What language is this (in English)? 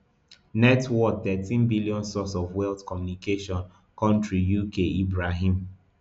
Nigerian Pidgin